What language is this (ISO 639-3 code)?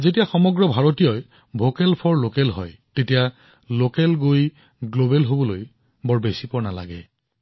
asm